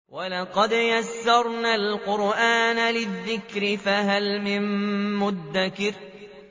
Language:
Arabic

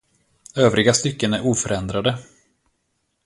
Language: Swedish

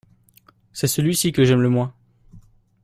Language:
French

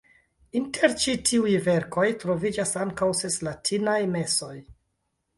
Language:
Esperanto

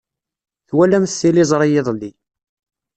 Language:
Kabyle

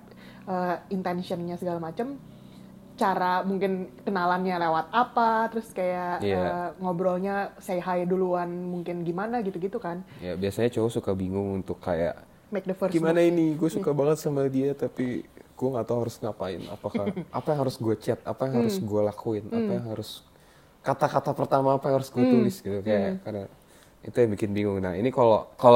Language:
Indonesian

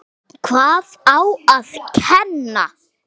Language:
Icelandic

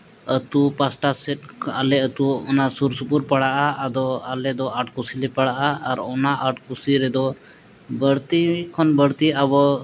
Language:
Santali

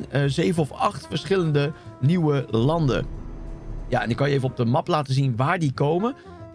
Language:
Dutch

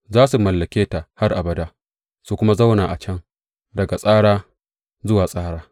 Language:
Hausa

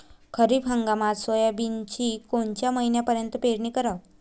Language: Marathi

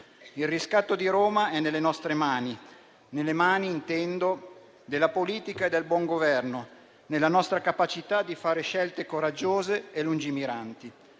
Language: Italian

